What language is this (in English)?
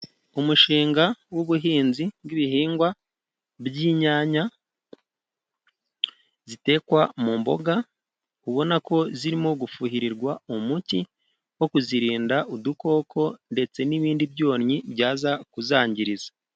Kinyarwanda